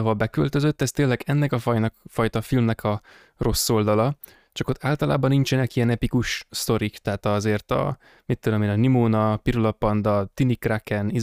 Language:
Hungarian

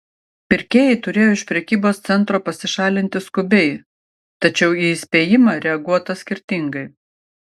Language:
Lithuanian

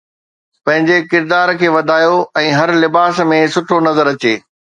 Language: Sindhi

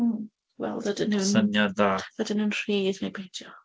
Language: Welsh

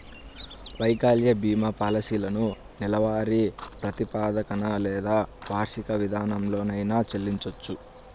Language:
Telugu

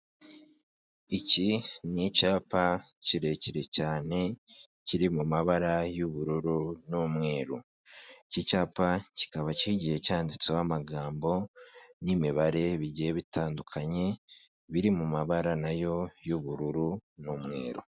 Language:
Kinyarwanda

